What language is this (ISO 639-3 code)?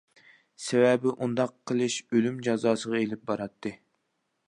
uig